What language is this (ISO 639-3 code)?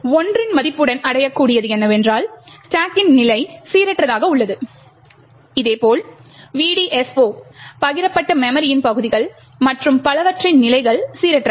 tam